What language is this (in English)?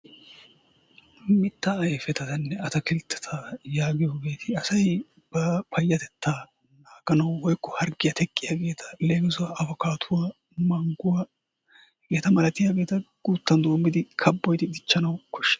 Wolaytta